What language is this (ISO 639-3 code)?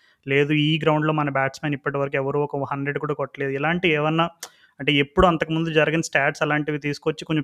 tel